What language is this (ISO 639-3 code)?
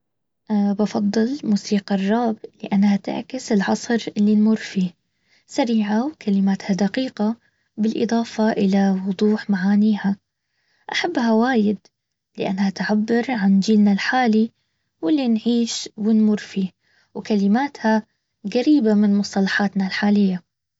abv